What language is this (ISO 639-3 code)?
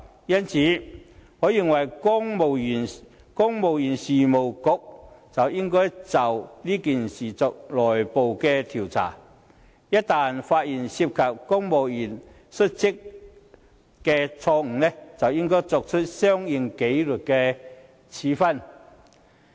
yue